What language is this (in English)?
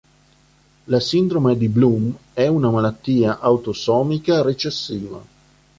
Italian